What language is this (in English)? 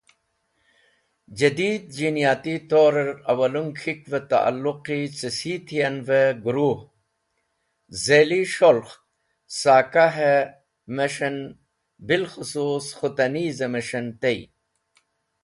Wakhi